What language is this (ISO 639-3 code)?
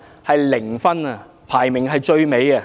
yue